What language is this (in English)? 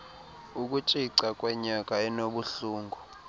Xhosa